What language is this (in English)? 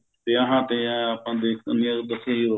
Punjabi